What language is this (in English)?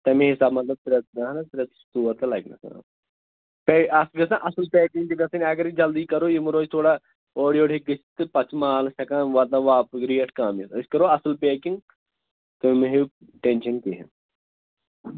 Kashmiri